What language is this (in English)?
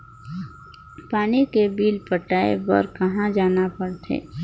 Chhattisgarhi